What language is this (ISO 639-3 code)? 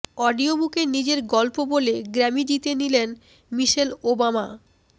ben